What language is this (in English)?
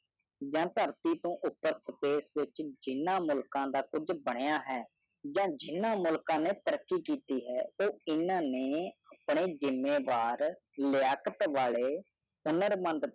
Punjabi